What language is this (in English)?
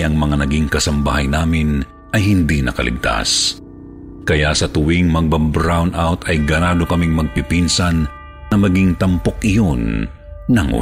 Filipino